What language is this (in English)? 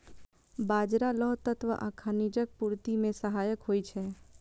Maithili